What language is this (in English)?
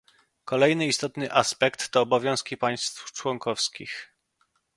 Polish